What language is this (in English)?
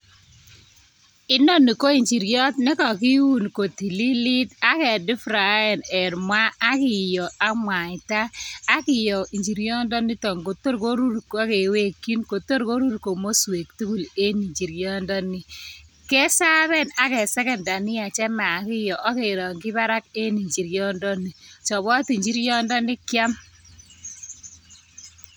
Kalenjin